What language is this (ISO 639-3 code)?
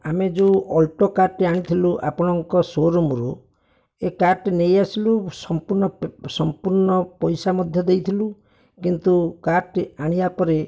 ori